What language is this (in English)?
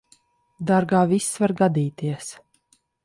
Latvian